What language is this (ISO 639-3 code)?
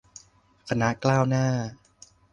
tha